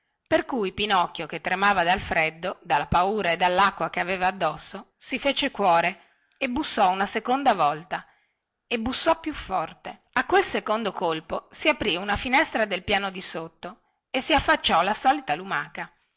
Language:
Italian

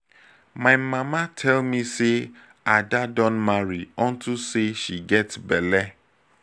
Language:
Nigerian Pidgin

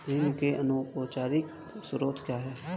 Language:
Hindi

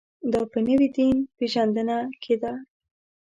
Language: Pashto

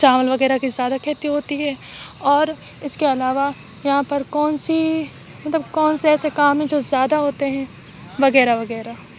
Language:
Urdu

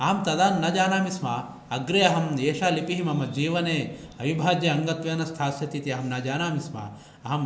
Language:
Sanskrit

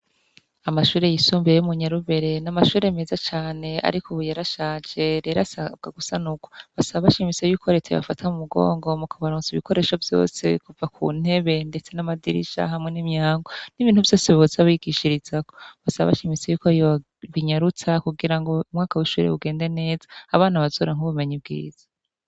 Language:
Rundi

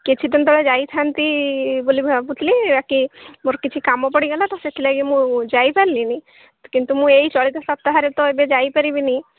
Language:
Odia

